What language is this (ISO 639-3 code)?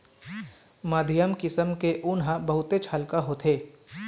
hne